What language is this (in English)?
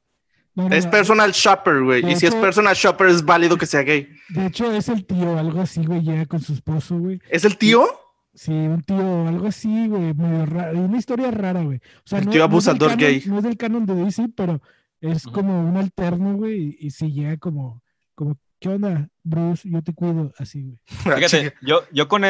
Spanish